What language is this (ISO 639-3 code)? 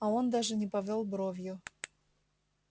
rus